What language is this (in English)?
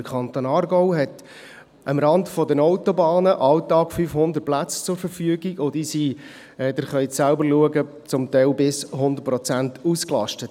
Swiss German